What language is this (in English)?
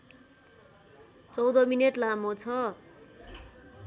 Nepali